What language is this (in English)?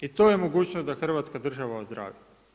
Croatian